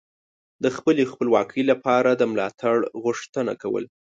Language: Pashto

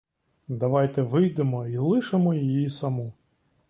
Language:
Ukrainian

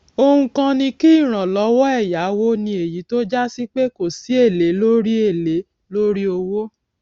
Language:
Yoruba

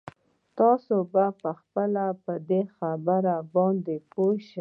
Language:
Pashto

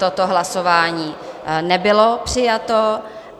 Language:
Czech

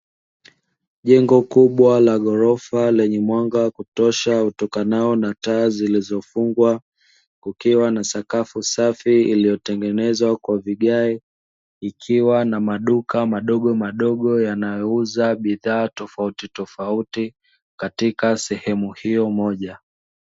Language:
Swahili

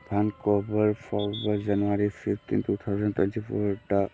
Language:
Manipuri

